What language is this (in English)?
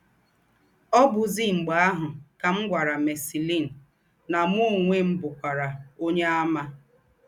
Igbo